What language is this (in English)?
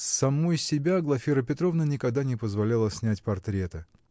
Russian